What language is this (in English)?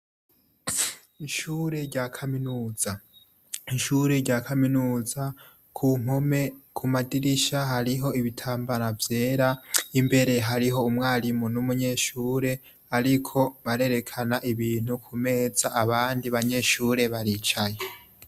Rundi